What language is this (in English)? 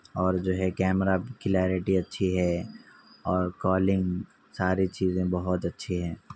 Urdu